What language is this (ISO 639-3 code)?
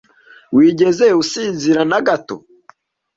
kin